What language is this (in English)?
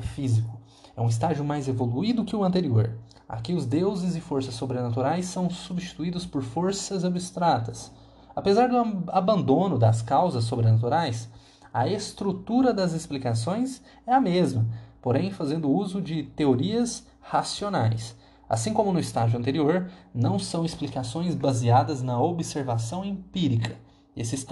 Portuguese